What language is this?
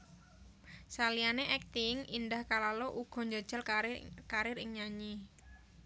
Javanese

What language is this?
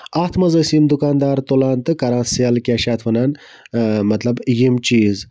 Kashmiri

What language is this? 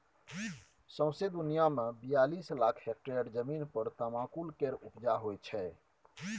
Maithili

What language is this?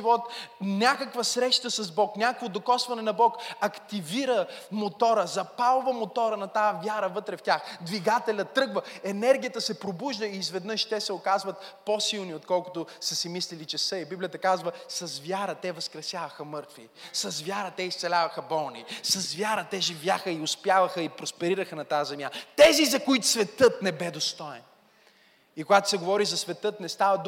Bulgarian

